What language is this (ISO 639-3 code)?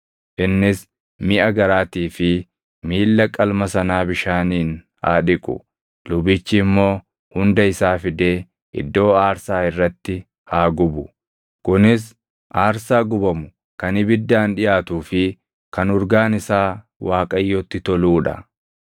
orm